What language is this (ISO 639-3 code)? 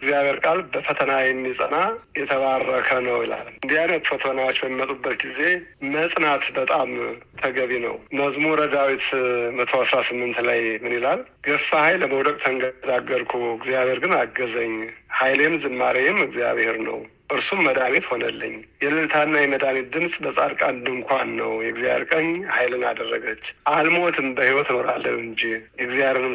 amh